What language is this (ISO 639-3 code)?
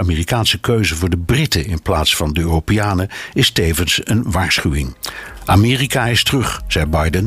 nld